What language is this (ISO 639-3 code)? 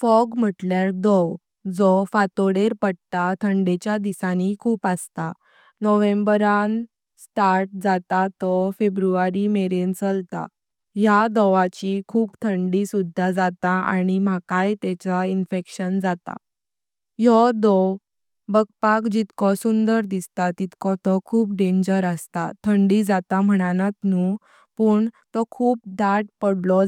kok